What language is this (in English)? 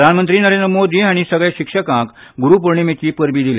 Konkani